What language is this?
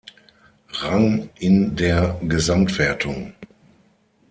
German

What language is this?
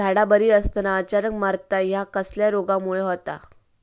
Marathi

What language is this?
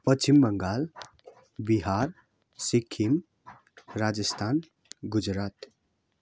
Nepali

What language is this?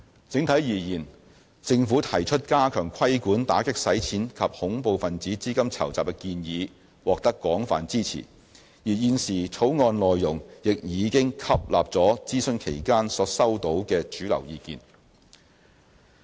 Cantonese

